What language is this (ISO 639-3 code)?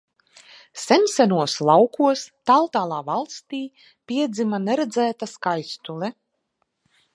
lav